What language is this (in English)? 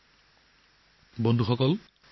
Assamese